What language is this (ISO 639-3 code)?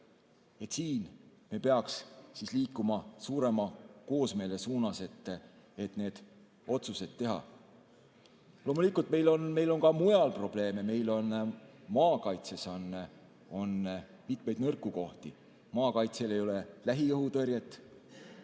est